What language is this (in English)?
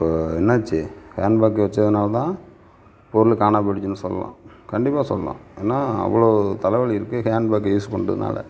Tamil